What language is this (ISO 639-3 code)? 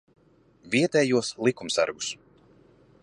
lav